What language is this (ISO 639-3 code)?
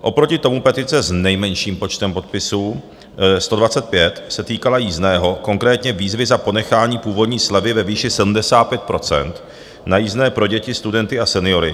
ces